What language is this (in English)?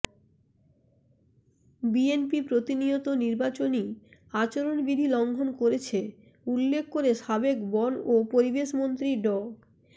Bangla